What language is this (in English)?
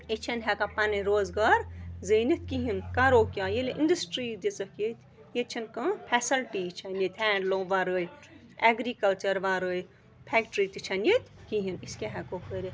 Kashmiri